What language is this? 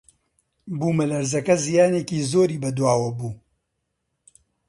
Central Kurdish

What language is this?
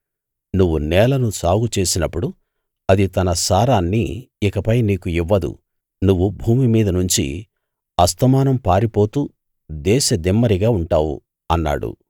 Telugu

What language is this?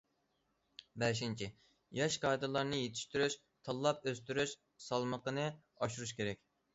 Uyghur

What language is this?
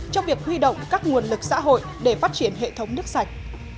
Vietnamese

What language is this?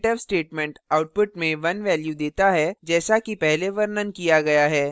Hindi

